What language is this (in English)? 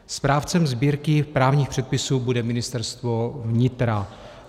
Czech